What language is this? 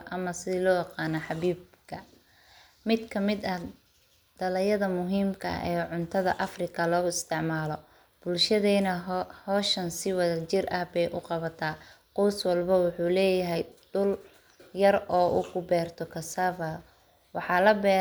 Somali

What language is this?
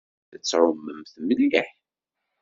Kabyle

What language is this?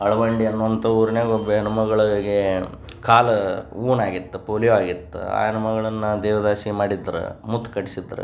Kannada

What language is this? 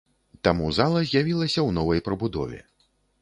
Belarusian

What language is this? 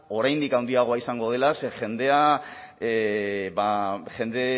Basque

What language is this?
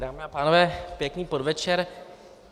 Czech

